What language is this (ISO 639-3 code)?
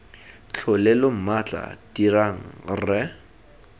tsn